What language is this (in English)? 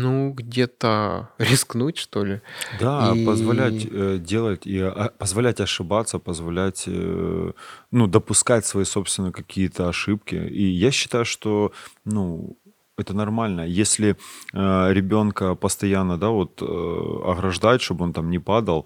Russian